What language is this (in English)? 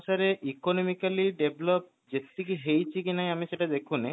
Odia